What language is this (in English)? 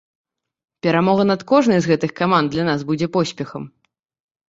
Belarusian